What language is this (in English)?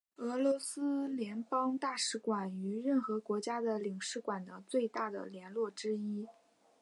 Chinese